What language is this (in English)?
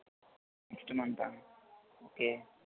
Telugu